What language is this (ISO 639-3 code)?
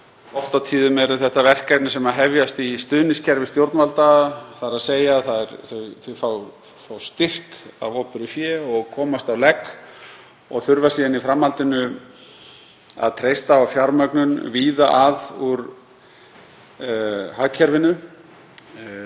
isl